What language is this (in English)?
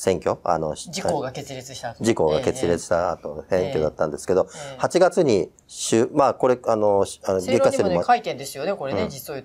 Japanese